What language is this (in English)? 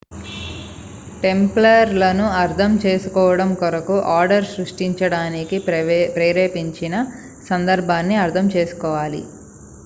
Telugu